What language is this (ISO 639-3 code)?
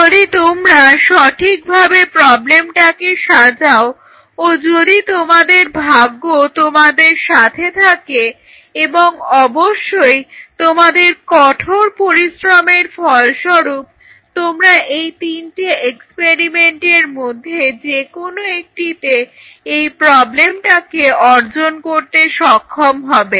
ben